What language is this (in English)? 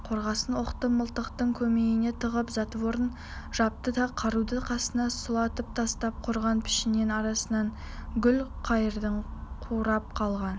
Kazakh